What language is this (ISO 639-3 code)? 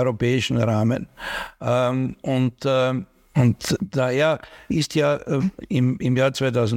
deu